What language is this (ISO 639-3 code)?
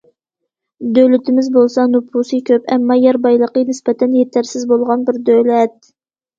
uig